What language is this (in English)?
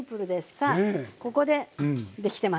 Japanese